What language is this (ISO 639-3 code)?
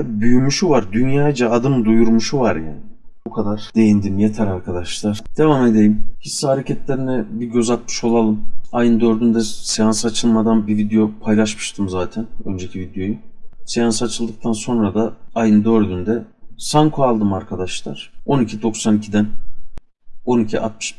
tur